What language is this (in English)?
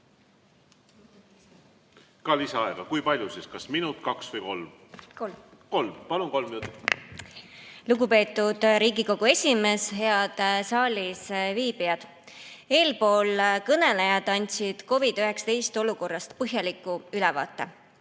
Estonian